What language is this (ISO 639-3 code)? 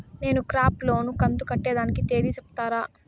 tel